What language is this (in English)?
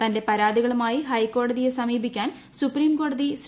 Malayalam